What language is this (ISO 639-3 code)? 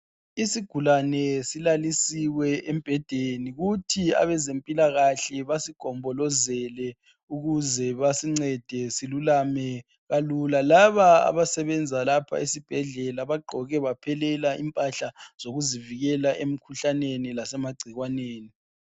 nde